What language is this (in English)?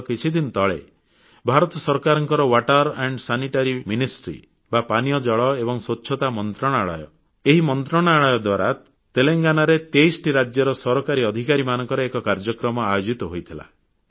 Odia